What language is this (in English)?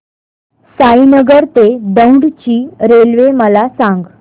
Marathi